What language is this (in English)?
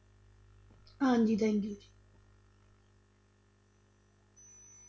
Punjabi